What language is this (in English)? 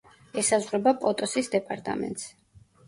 Georgian